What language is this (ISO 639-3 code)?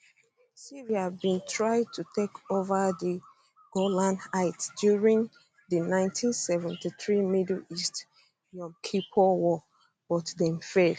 pcm